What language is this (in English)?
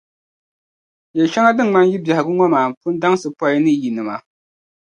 Dagbani